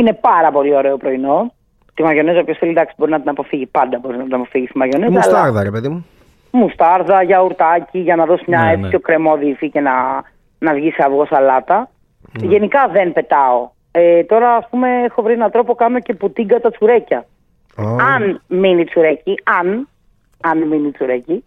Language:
Greek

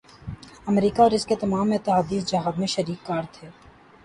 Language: Urdu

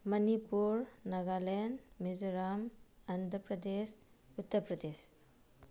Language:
Manipuri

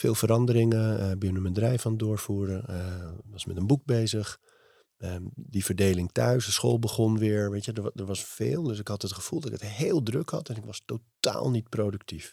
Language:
Dutch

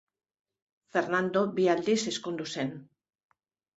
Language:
Basque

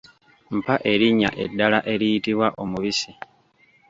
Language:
Ganda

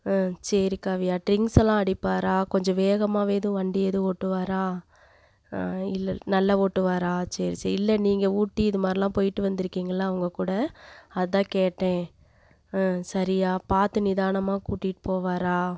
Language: Tamil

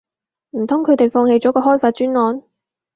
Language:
Cantonese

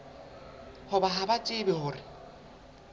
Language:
Southern Sotho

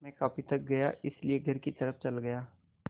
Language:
Hindi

